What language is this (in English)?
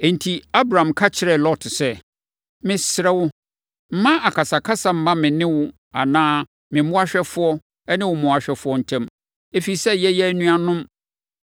Akan